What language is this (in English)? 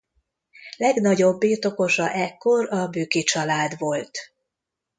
Hungarian